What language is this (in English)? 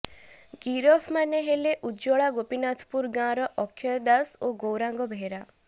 Odia